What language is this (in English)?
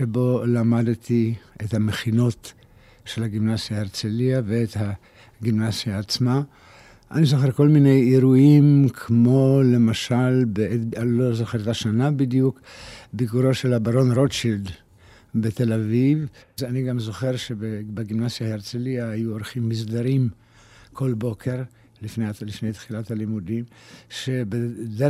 Hebrew